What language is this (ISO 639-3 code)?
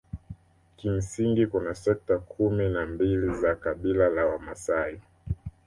swa